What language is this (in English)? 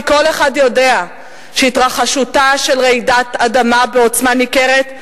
Hebrew